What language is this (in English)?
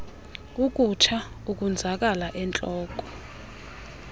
Xhosa